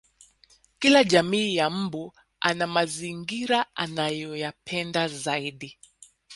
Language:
Swahili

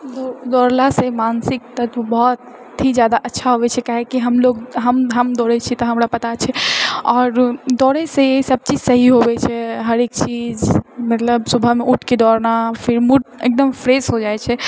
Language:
Maithili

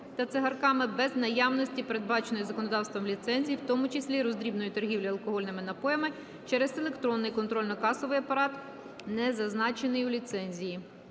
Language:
Ukrainian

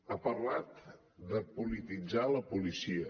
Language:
Catalan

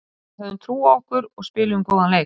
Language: Icelandic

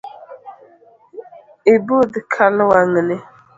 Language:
Luo (Kenya and Tanzania)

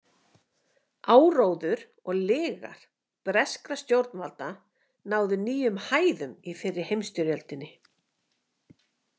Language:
Icelandic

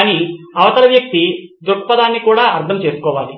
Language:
Telugu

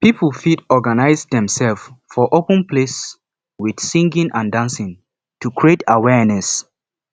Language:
Nigerian Pidgin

